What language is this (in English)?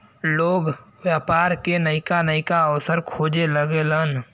Bhojpuri